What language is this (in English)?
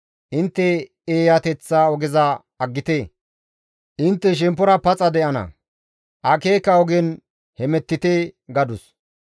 Gamo